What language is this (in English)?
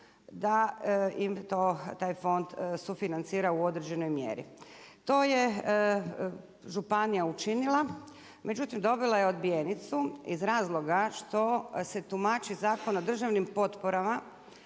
Croatian